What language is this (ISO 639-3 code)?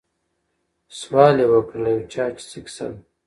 pus